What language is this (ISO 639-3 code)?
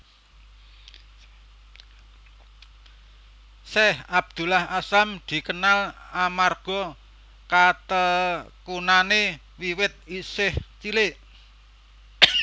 jav